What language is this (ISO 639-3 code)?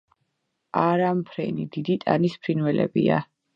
kat